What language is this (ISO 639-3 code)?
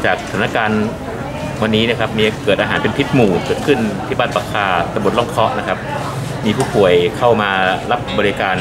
tha